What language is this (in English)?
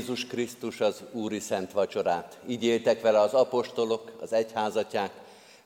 Hungarian